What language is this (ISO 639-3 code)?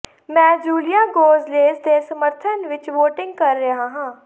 pan